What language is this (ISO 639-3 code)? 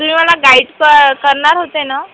mar